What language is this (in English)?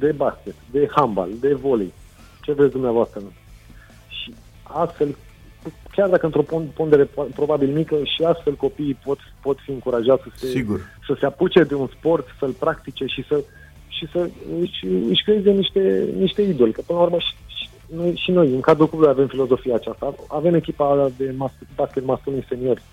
Romanian